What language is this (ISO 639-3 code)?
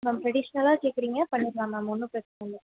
tam